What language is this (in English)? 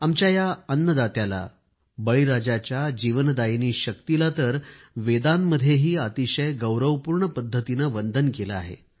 Marathi